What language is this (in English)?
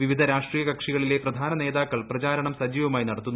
Malayalam